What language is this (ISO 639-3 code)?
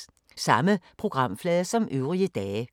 dan